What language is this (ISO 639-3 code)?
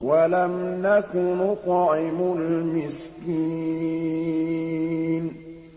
ara